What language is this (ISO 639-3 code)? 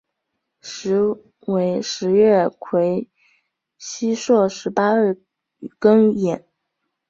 zho